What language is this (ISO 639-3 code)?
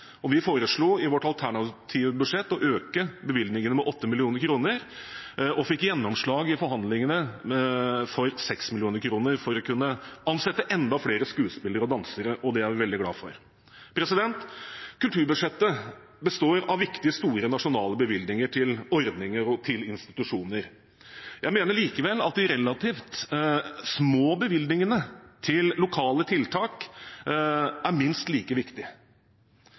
nob